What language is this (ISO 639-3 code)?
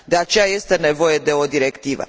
ron